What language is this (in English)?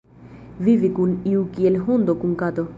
Esperanto